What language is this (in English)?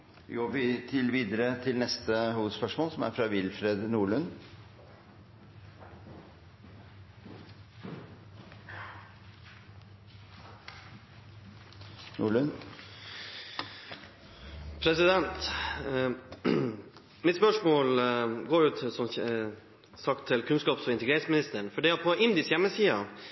Norwegian Bokmål